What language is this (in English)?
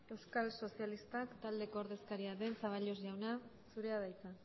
Basque